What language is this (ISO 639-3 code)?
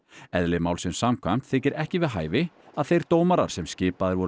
isl